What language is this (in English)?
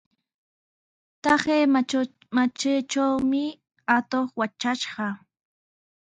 Sihuas Ancash Quechua